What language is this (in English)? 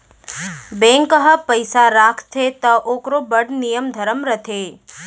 Chhattisgarhi